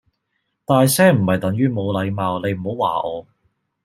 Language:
Cantonese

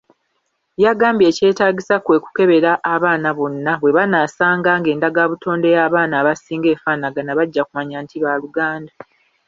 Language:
Ganda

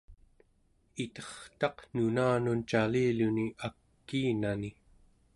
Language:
Central Yupik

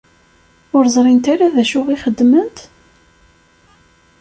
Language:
Kabyle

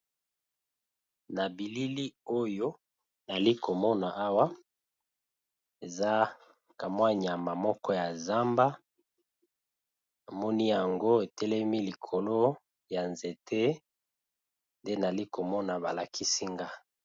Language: Lingala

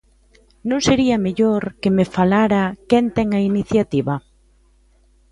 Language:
Galician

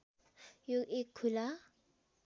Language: Nepali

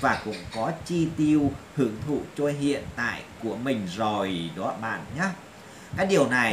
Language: Vietnamese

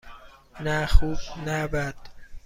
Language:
Persian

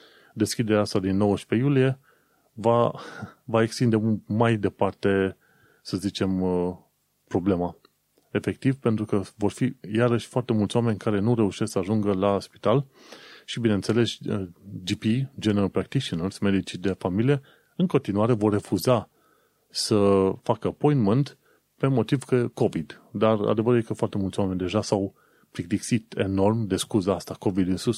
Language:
Romanian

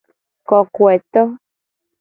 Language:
Gen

